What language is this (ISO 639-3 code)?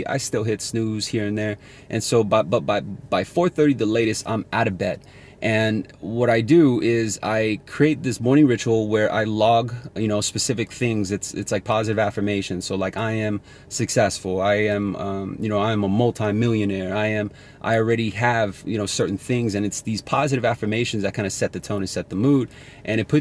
eng